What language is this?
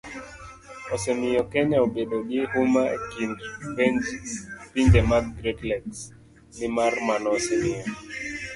Luo (Kenya and Tanzania)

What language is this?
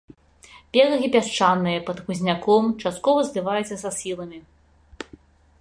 Belarusian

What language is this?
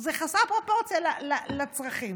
Hebrew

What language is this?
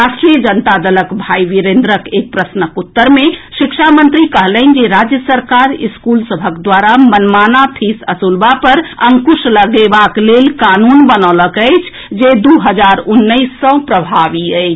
Maithili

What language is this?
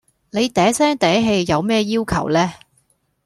Cantonese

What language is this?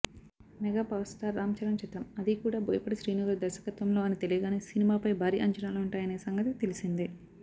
Telugu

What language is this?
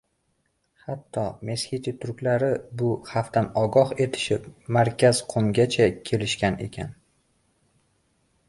Uzbek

